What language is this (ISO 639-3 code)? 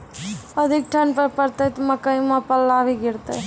mai